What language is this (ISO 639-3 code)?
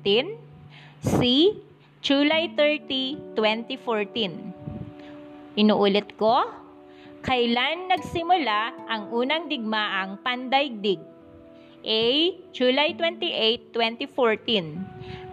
fil